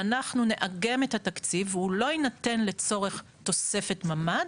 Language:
Hebrew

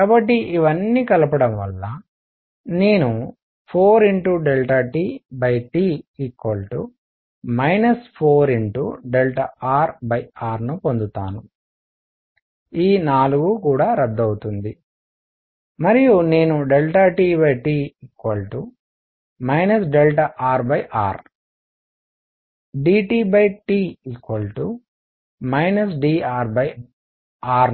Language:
Telugu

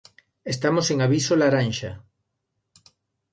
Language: Galician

